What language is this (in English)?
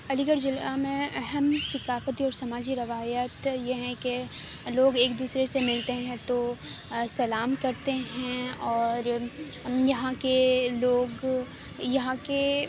Urdu